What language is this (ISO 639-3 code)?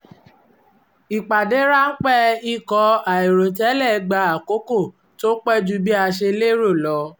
yor